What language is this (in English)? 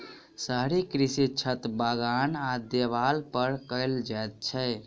Maithili